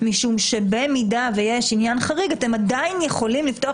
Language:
Hebrew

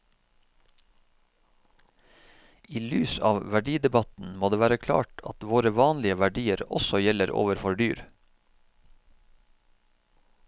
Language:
Norwegian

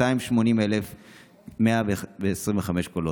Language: Hebrew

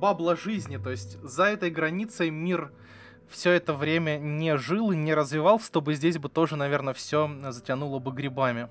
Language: Russian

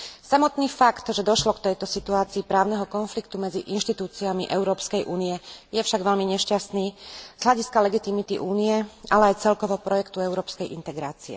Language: Slovak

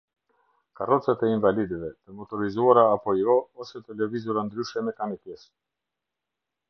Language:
Albanian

